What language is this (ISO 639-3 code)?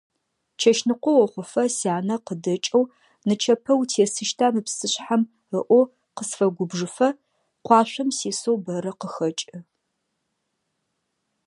ady